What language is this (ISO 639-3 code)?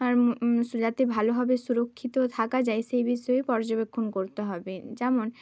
ben